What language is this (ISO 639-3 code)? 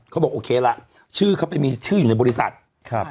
tha